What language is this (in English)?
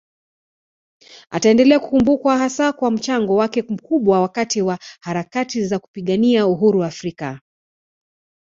Swahili